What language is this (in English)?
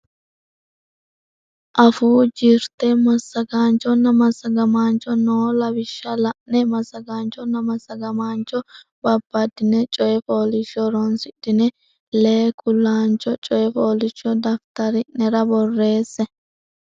Sidamo